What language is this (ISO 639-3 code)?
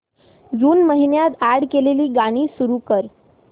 mar